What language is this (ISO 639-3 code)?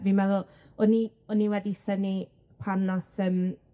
cym